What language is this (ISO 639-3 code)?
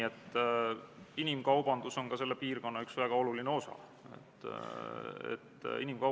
est